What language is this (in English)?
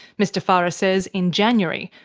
English